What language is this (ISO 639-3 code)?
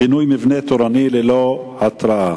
heb